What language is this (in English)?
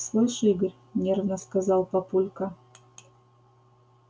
Russian